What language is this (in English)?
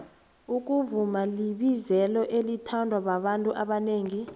South Ndebele